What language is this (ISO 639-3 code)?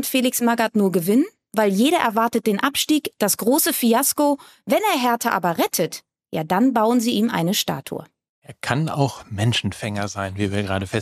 deu